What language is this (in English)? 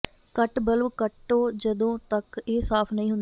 Punjabi